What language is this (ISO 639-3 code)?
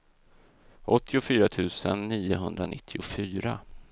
swe